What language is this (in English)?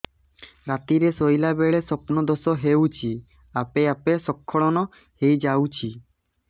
Odia